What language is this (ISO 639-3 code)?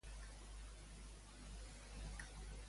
cat